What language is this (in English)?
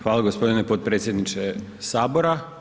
Croatian